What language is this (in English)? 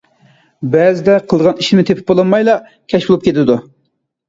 Uyghur